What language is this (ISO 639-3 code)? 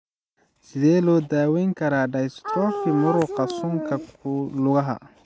som